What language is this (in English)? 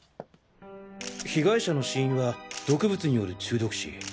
Japanese